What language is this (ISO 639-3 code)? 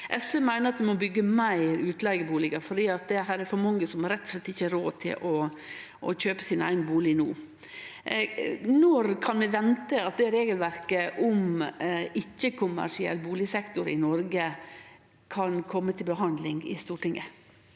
nor